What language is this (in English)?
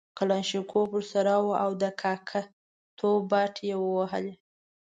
Pashto